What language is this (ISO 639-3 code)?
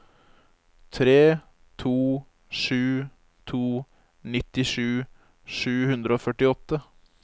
nor